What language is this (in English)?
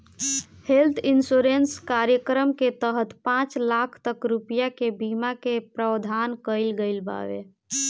Bhojpuri